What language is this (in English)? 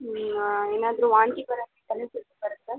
Kannada